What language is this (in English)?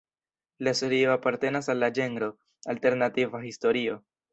Esperanto